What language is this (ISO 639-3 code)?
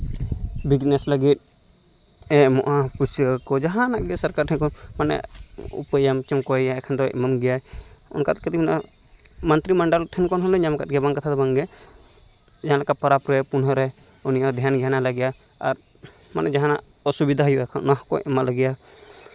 sat